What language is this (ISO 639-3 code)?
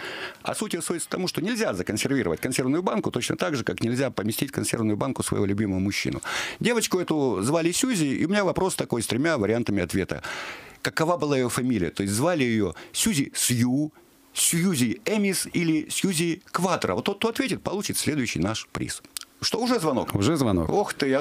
rus